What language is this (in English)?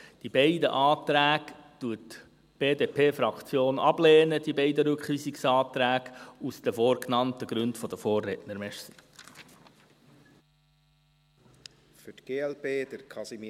Swiss German